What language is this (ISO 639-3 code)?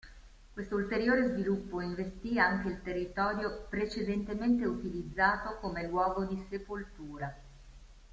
ita